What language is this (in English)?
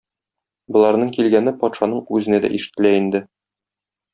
Tatar